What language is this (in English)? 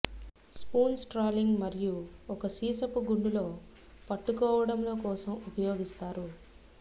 Telugu